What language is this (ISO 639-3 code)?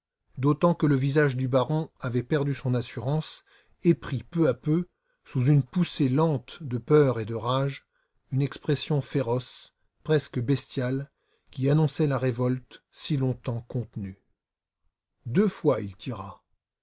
fra